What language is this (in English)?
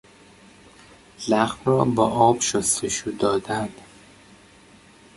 Persian